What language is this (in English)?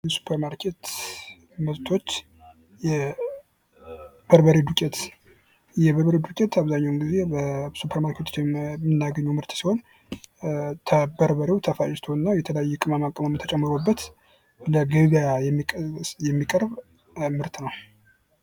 Amharic